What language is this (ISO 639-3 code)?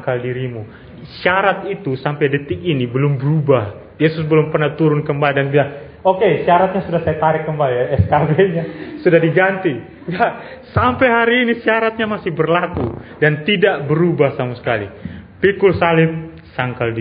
ind